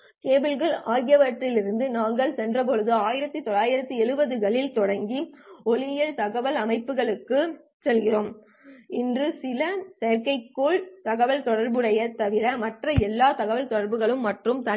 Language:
Tamil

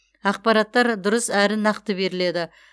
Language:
Kazakh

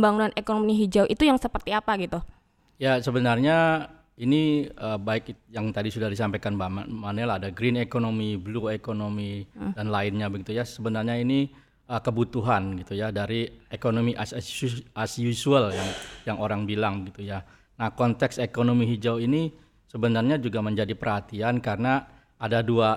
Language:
Indonesian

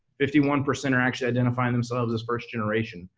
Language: English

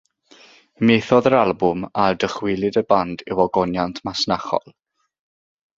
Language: Welsh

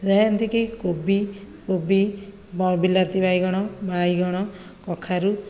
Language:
Odia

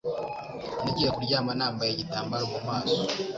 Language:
Kinyarwanda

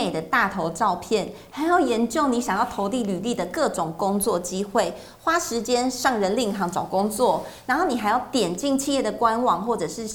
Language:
Chinese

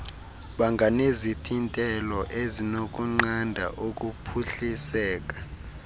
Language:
Xhosa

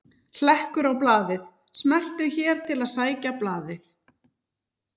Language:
Icelandic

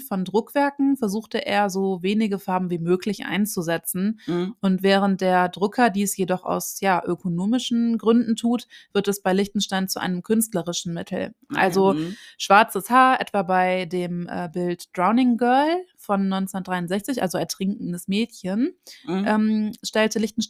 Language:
German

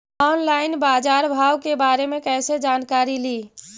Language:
Magahi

